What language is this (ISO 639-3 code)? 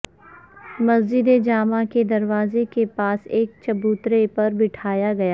urd